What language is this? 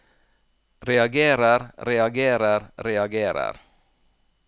Norwegian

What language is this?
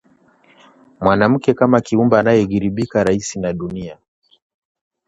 Swahili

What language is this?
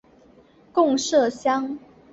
Chinese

